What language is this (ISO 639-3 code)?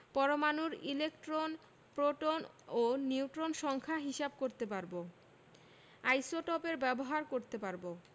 ben